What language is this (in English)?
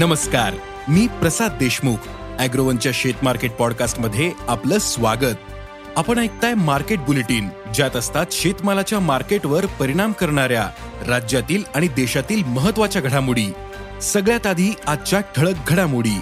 Marathi